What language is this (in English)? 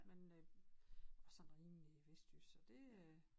Danish